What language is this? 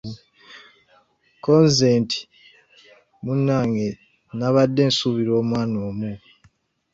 Ganda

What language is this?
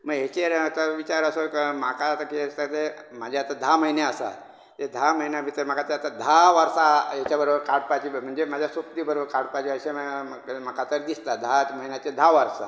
Konkani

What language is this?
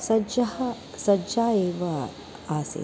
Sanskrit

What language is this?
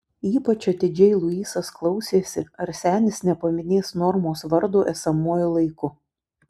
Lithuanian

